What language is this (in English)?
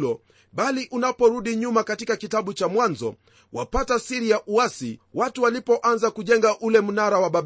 Swahili